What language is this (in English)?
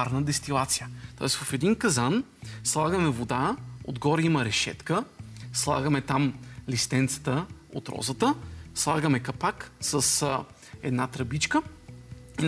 Bulgarian